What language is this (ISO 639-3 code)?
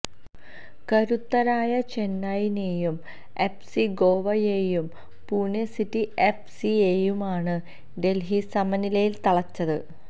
mal